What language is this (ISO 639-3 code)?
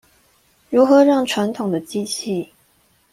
zho